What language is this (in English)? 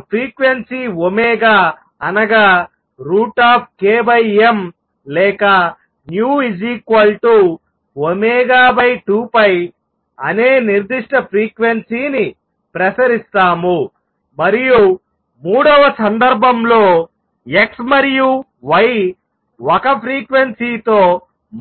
Telugu